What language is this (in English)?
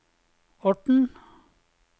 Norwegian